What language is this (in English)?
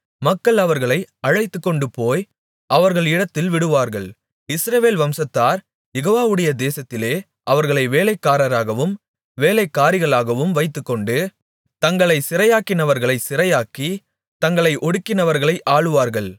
Tamil